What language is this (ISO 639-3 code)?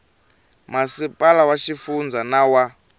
tso